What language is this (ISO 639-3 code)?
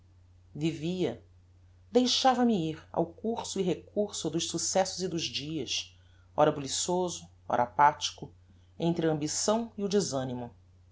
por